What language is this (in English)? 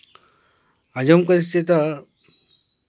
Santali